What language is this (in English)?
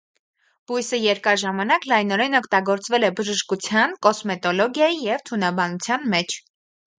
Armenian